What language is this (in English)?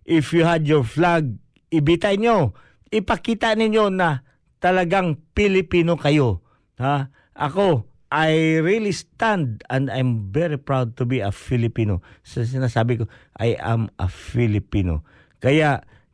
Filipino